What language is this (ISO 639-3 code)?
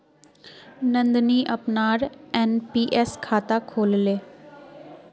mag